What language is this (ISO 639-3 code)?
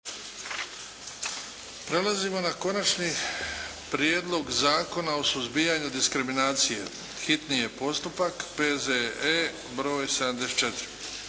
hrv